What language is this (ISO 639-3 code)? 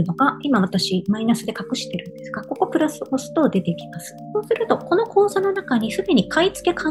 jpn